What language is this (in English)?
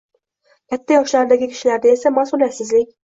Uzbek